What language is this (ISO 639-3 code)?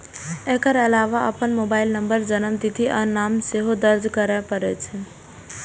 mai